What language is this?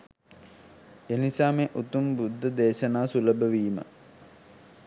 Sinhala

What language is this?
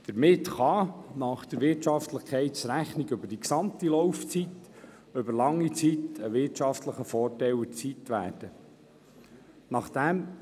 Swiss German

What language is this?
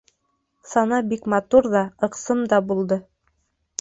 Bashkir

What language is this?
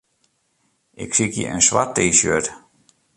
Western Frisian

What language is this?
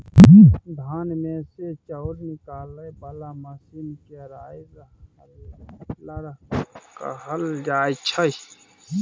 Maithili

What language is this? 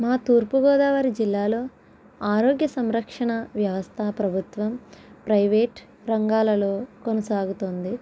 Telugu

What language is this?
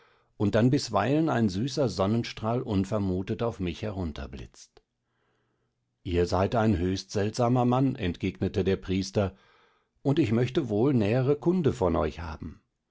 German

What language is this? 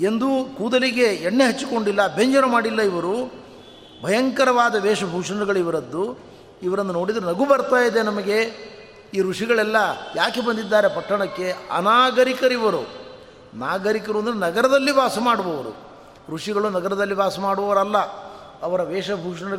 Kannada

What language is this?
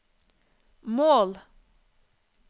Norwegian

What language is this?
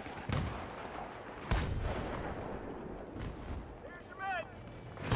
Arabic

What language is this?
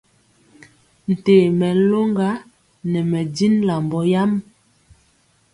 Mpiemo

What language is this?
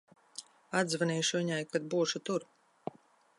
Latvian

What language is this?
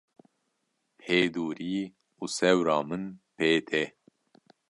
Kurdish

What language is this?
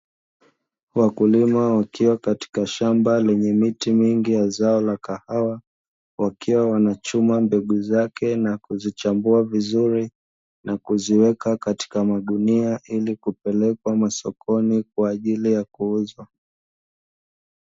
Swahili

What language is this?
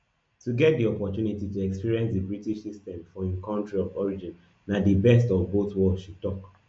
Nigerian Pidgin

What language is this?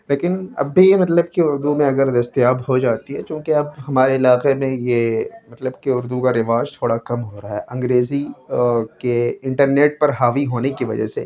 Urdu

